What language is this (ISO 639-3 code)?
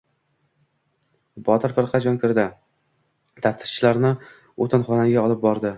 uzb